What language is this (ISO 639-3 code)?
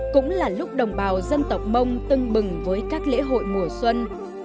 vie